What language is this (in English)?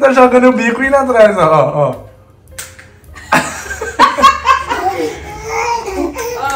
Portuguese